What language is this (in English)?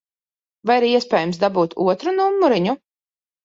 Latvian